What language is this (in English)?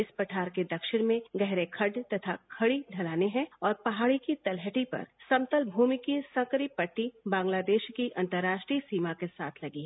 Hindi